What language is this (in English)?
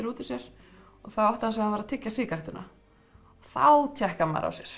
Icelandic